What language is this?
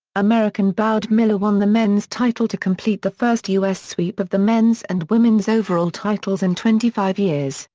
English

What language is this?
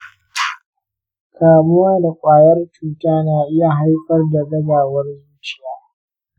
Hausa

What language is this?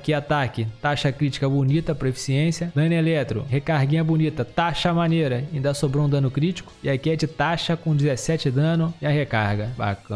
Portuguese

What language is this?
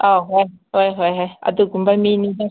Manipuri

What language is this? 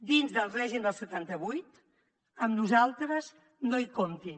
Catalan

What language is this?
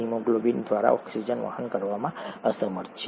Gujarati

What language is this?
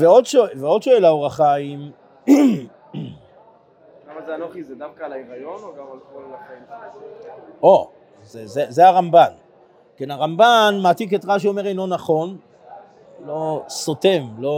Hebrew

